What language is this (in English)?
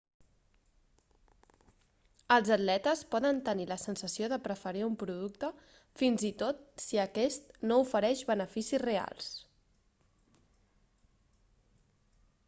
Catalan